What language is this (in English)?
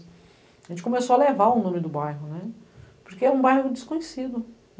Portuguese